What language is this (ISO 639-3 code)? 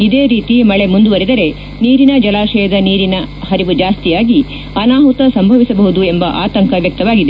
kan